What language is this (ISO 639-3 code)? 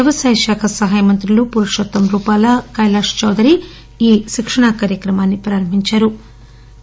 tel